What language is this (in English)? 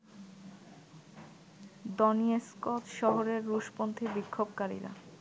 Bangla